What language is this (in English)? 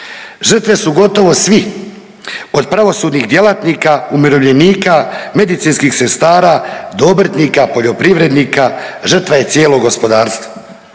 Croatian